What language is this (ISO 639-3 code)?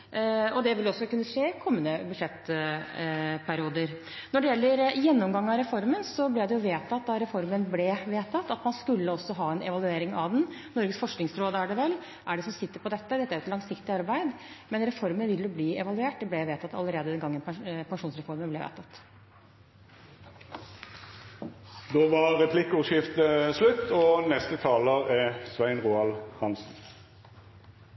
nor